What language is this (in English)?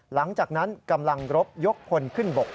Thai